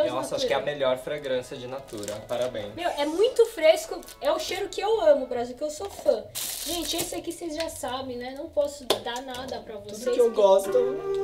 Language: Portuguese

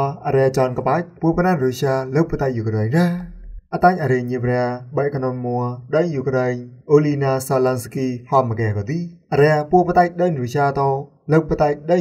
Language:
Vietnamese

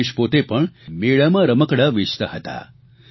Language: Gujarati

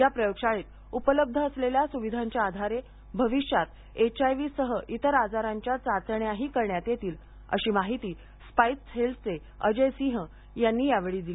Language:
Marathi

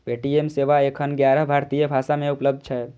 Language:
Maithili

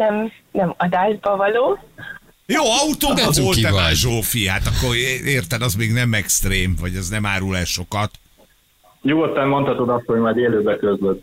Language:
Hungarian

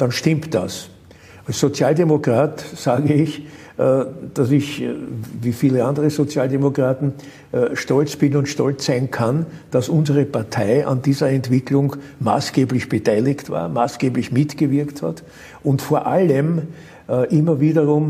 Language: German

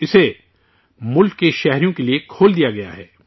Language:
Urdu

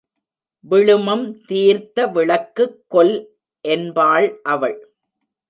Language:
Tamil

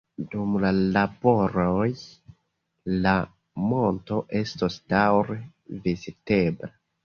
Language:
Esperanto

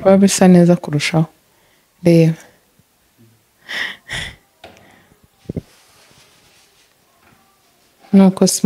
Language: Russian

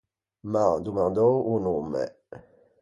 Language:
Ligurian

